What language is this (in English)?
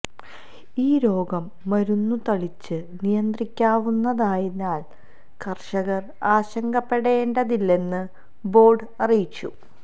Malayalam